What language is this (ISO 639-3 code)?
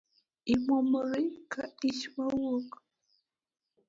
luo